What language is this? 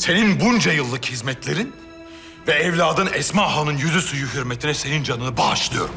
Turkish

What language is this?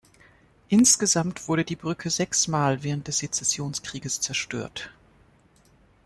German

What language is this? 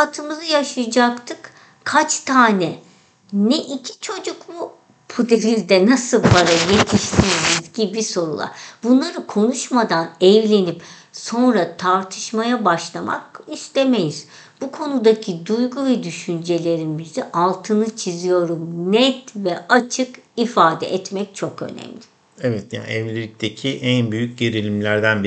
Turkish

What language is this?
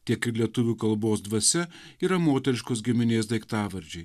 Lithuanian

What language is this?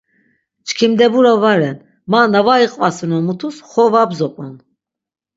Laz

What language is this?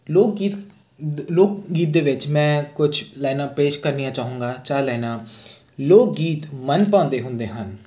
Punjabi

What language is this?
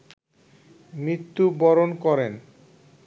Bangla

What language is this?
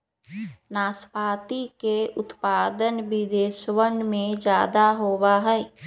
Magahi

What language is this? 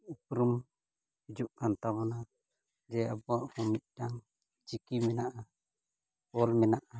Santali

